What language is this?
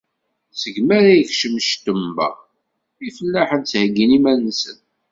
Kabyle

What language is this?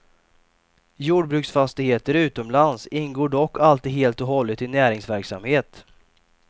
Swedish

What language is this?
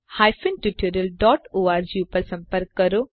Gujarati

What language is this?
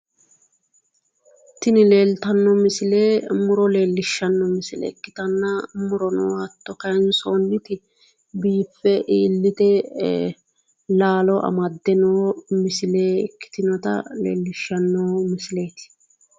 Sidamo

